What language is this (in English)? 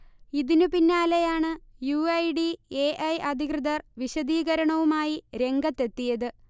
Malayalam